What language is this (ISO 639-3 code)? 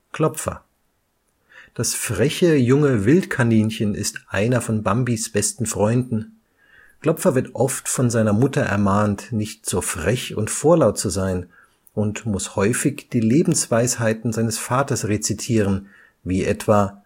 deu